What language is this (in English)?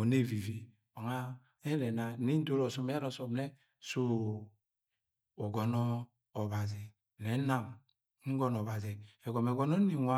Agwagwune